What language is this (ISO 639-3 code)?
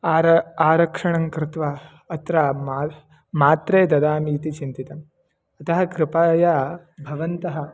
san